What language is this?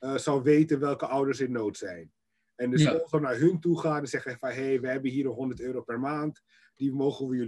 Dutch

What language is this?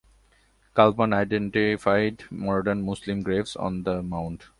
English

